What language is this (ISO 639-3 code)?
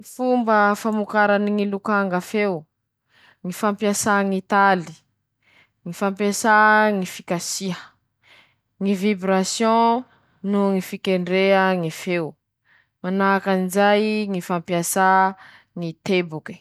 msh